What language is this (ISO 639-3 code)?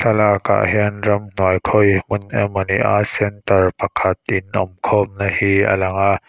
lus